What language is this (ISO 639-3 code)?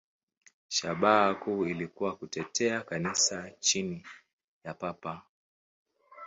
swa